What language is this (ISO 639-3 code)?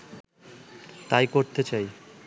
ben